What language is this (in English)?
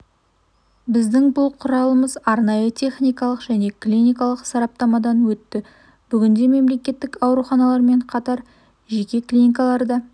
Kazakh